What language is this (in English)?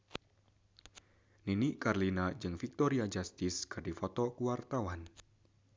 Sundanese